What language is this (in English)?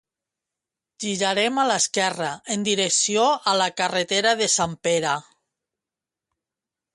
Catalan